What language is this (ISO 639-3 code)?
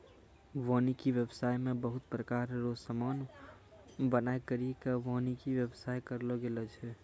mai